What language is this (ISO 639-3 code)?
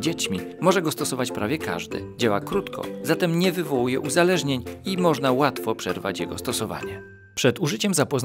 pol